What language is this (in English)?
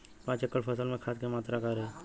Bhojpuri